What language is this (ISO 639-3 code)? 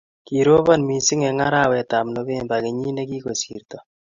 kln